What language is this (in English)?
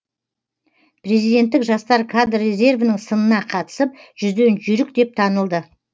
Kazakh